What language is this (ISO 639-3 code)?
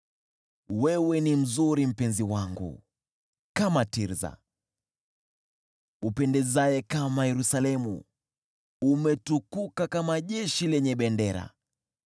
swa